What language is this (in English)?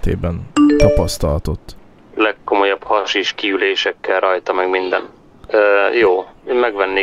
Hungarian